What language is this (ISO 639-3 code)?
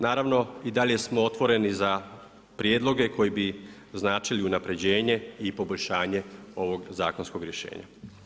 hrv